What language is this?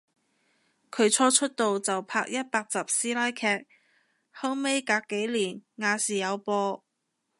Cantonese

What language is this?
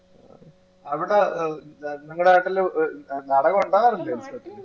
Malayalam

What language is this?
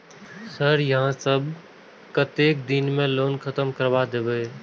Maithili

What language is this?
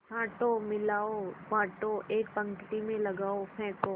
Hindi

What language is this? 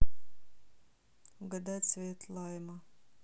Russian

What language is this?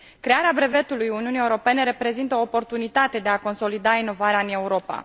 Romanian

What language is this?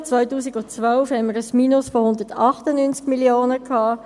Swiss German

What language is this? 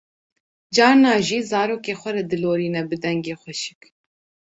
Kurdish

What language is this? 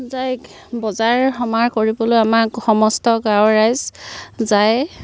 Assamese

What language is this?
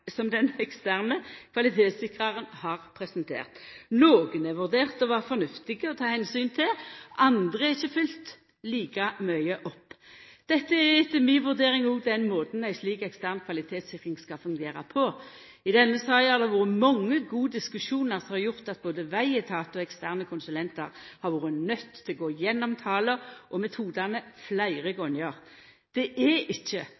Norwegian Nynorsk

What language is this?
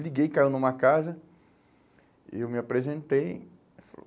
Portuguese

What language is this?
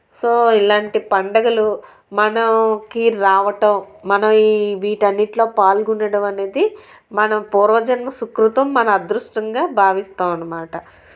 Telugu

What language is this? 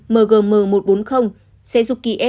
Vietnamese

